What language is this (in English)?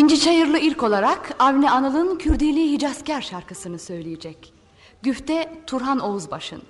Turkish